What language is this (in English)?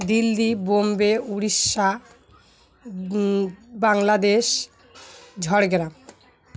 Bangla